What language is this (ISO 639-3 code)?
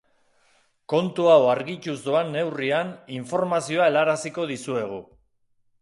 eus